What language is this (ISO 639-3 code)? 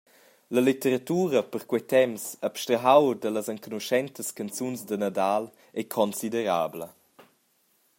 roh